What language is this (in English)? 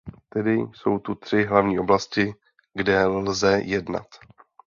Czech